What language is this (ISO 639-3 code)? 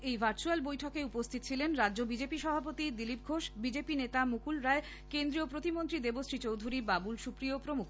ben